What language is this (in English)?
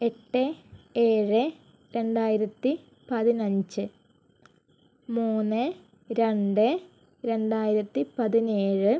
Malayalam